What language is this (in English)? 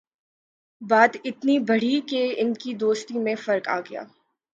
Urdu